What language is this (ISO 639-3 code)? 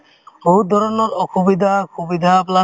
asm